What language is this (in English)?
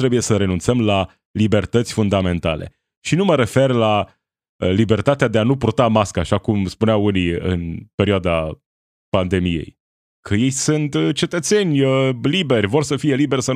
Romanian